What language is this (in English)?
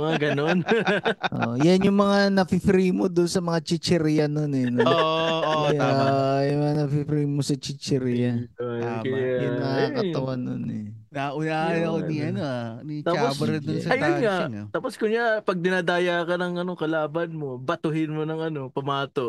Filipino